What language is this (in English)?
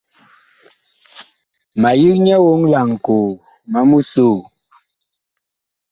Bakoko